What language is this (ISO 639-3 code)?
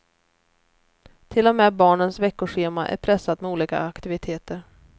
swe